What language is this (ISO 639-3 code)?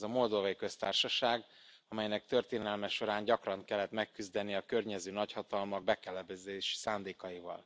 hun